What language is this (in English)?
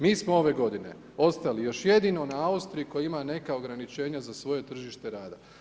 Croatian